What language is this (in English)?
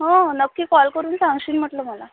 Marathi